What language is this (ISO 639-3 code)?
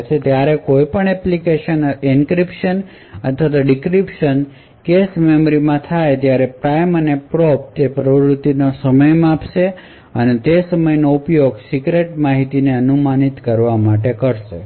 guj